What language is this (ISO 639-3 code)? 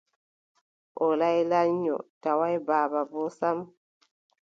fub